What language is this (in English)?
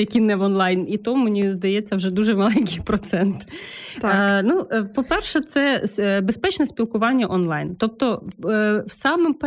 Ukrainian